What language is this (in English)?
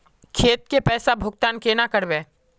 Magahi